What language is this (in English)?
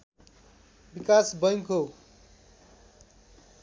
Nepali